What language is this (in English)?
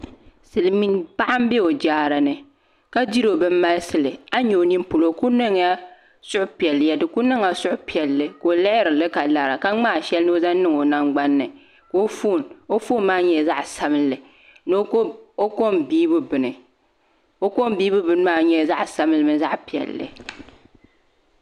Dagbani